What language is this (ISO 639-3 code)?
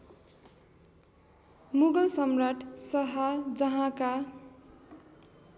nep